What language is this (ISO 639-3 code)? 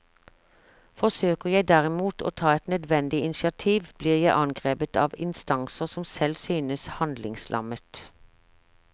nor